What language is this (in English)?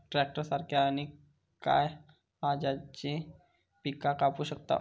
Marathi